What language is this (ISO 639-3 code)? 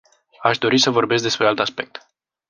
ron